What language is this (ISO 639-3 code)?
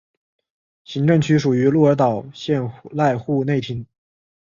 zho